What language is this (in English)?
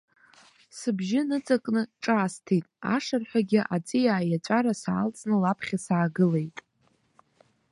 Abkhazian